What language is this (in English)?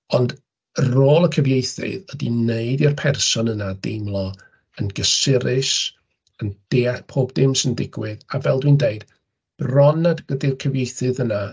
Welsh